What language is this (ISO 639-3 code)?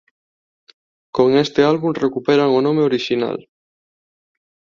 glg